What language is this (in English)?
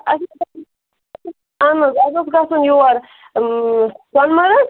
Kashmiri